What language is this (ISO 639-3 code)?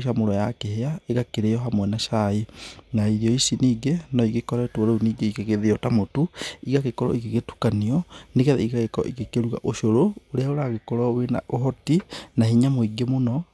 kik